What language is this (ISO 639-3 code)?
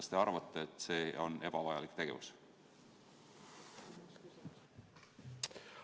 est